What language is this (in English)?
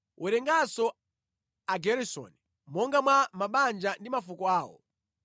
Nyanja